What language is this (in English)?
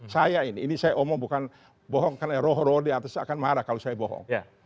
Indonesian